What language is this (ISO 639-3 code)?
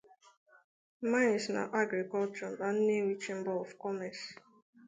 ibo